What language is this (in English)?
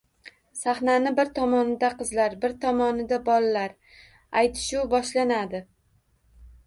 Uzbek